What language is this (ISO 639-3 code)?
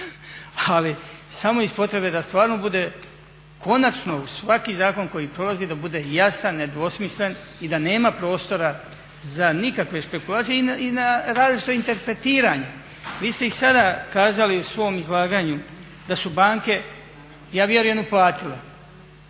hrv